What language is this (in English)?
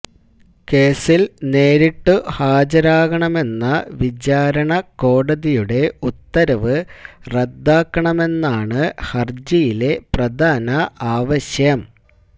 Malayalam